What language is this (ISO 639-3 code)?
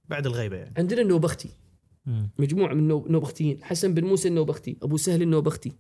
ara